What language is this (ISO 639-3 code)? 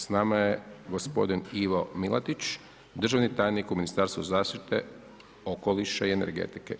hrv